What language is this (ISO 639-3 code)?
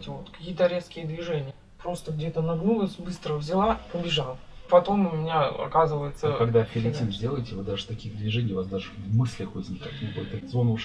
rus